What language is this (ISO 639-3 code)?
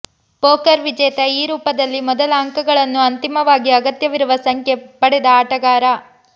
kan